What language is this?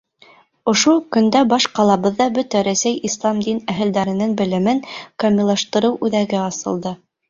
Bashkir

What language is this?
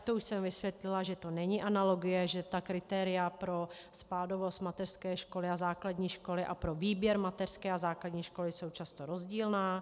Czech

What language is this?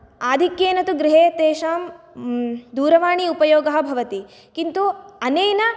Sanskrit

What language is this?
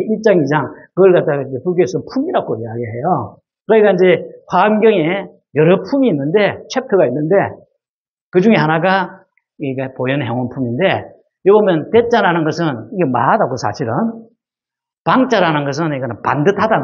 Korean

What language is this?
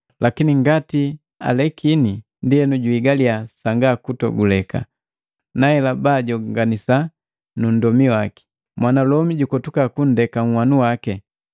Matengo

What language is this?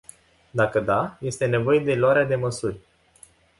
Romanian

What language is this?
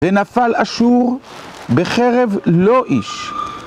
Hebrew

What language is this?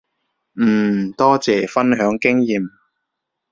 Cantonese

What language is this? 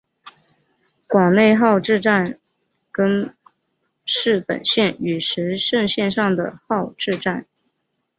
Chinese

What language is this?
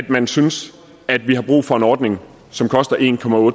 Danish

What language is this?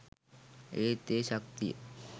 Sinhala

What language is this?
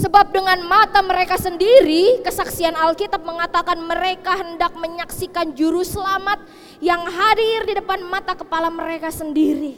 Indonesian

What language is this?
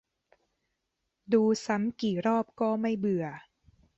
Thai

